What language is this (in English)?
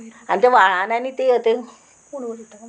Konkani